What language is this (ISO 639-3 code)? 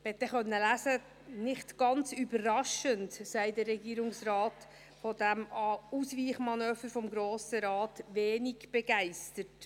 gsw